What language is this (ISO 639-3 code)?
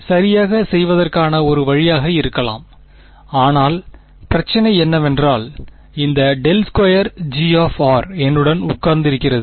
tam